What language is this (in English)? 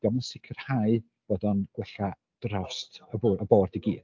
Welsh